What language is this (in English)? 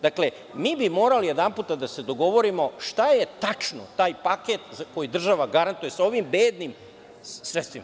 Serbian